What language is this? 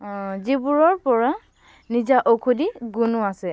Assamese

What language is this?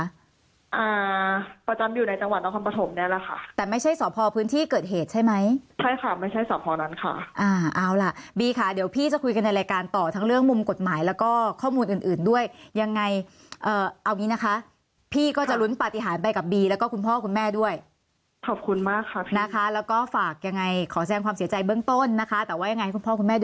Thai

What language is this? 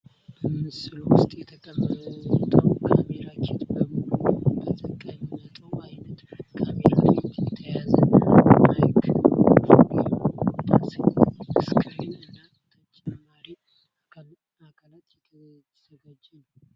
Amharic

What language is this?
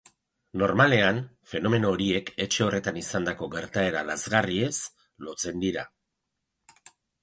Basque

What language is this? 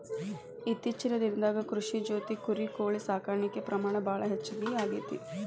Kannada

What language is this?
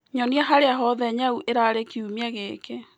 Kikuyu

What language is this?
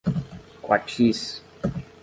Portuguese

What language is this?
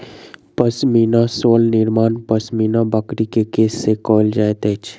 Maithili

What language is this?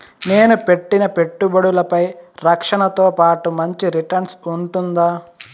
Telugu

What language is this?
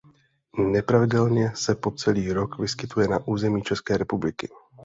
Czech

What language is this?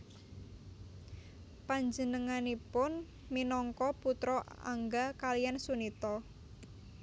Javanese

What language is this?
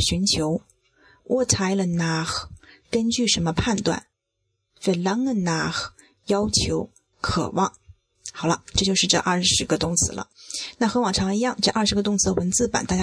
Chinese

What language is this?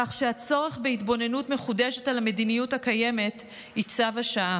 Hebrew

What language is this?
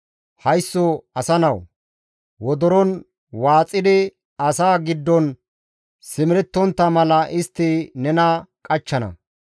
Gamo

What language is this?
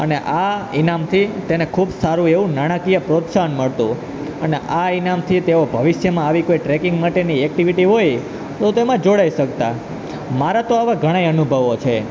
Gujarati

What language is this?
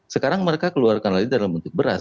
Indonesian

